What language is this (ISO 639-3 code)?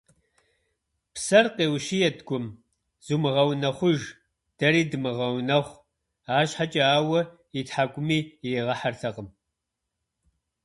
kbd